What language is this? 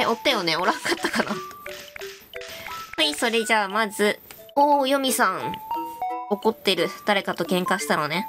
Japanese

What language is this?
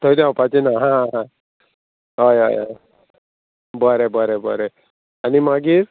Konkani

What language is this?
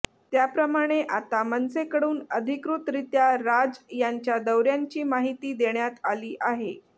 Marathi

